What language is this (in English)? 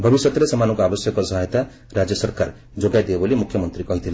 Odia